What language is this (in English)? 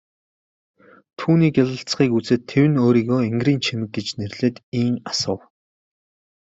Mongolian